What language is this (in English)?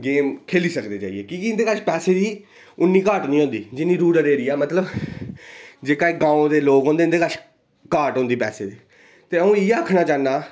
Dogri